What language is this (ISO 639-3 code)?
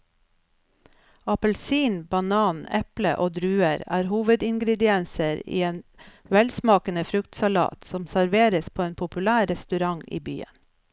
nor